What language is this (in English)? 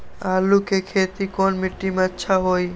Magahi